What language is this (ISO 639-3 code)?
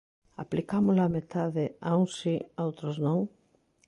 glg